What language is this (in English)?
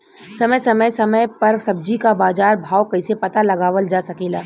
Bhojpuri